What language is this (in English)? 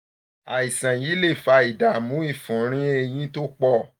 Yoruba